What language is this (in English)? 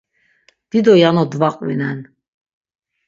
Laz